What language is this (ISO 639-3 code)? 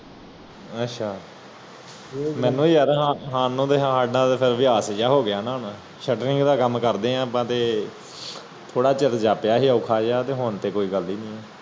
pan